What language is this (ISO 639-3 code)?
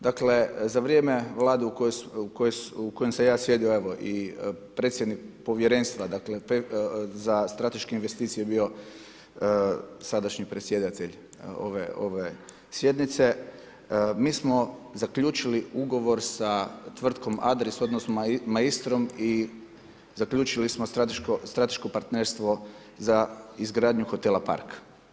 hrv